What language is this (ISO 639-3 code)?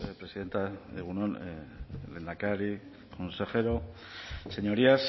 eus